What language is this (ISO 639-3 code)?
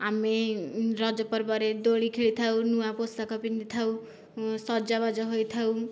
ori